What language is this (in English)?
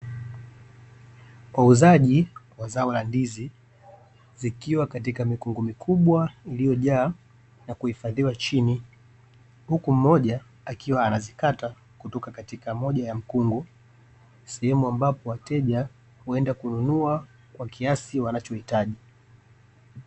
Swahili